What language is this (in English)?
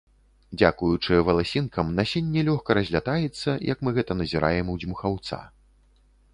Belarusian